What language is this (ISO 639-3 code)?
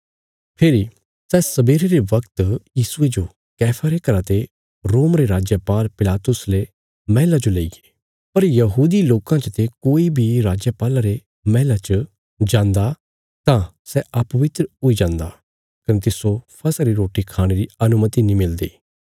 kfs